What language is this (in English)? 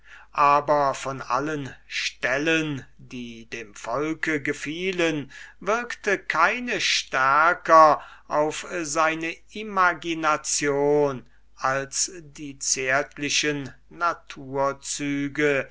German